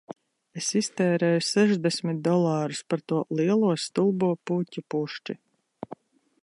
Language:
Latvian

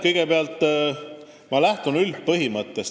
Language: Estonian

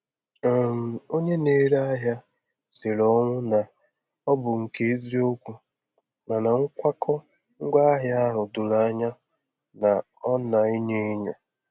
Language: Igbo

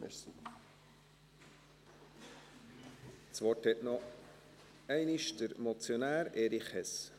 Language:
Swiss German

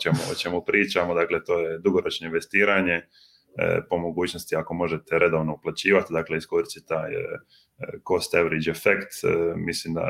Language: Croatian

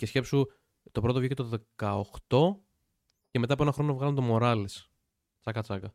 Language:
Greek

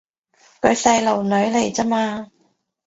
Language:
Cantonese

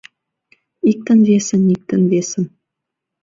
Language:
Mari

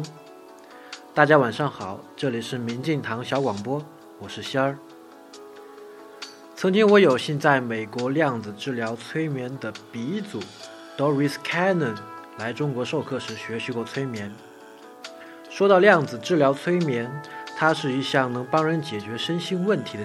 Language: Chinese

